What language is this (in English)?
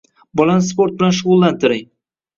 Uzbek